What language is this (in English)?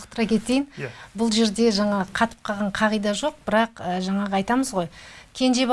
Turkish